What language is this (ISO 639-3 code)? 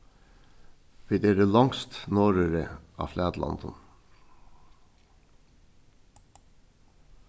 fao